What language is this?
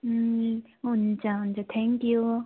Nepali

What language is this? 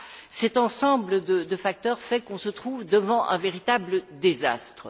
French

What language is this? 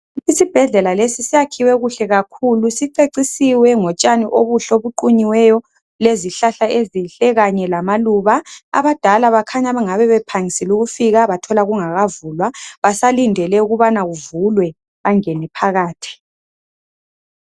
North Ndebele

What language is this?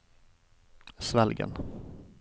Norwegian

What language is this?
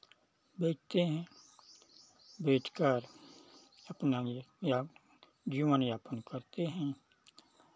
Hindi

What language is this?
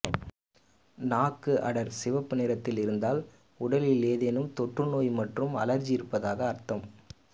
Tamil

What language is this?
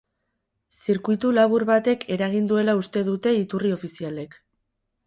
Basque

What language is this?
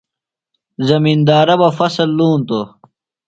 Phalura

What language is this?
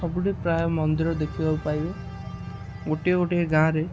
Odia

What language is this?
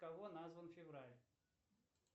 Russian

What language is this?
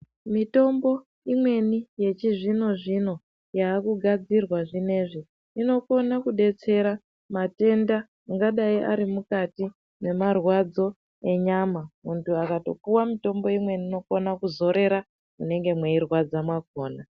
Ndau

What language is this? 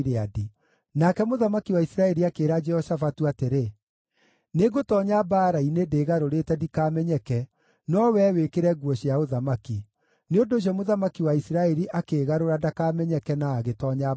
Kikuyu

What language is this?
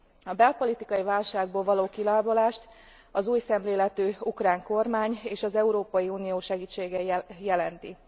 Hungarian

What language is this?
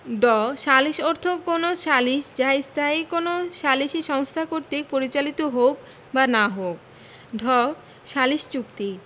Bangla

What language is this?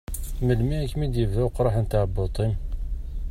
Kabyle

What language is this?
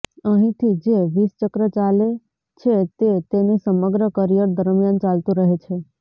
Gujarati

